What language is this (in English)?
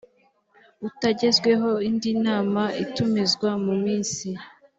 Kinyarwanda